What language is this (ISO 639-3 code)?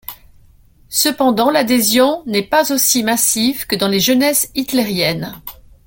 fra